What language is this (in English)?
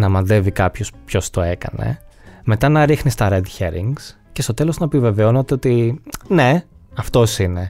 Greek